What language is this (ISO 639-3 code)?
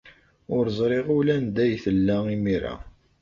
kab